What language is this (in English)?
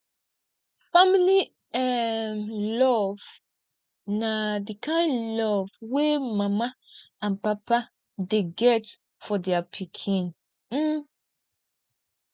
Nigerian Pidgin